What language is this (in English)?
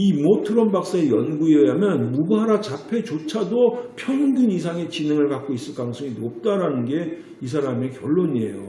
Korean